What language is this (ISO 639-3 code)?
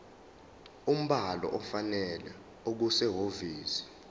zul